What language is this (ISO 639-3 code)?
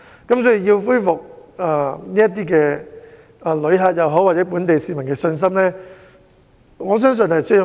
yue